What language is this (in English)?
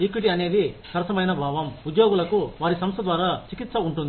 Telugu